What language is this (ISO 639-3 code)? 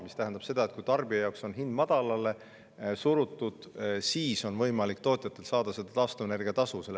est